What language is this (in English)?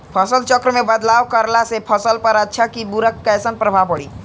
Bhojpuri